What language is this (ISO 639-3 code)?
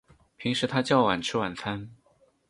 zho